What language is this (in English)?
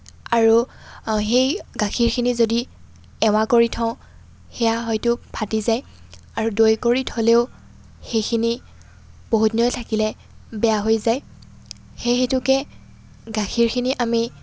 Assamese